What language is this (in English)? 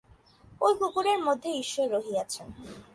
Bangla